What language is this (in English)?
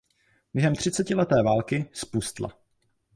Czech